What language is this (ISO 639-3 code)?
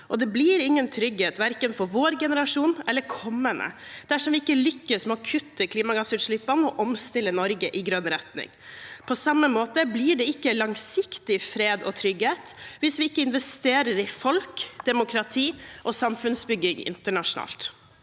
nor